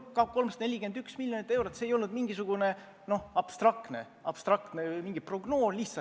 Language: Estonian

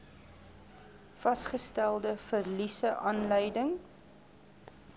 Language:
Afrikaans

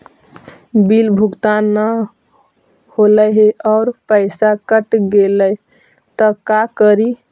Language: Magahi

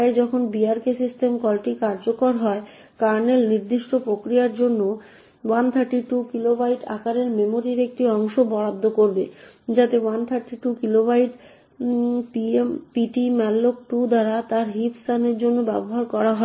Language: Bangla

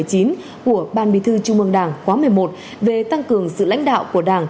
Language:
Vietnamese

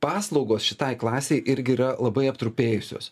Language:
Lithuanian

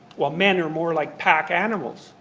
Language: English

